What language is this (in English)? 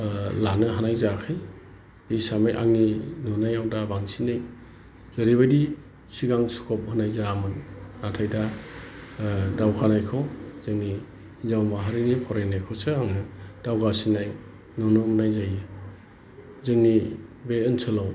Bodo